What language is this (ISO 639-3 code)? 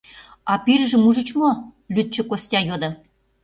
chm